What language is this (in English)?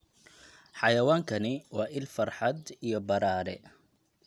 Somali